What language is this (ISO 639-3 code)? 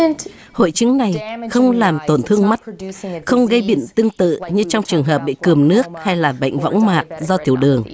vie